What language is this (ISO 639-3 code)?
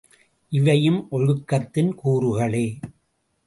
tam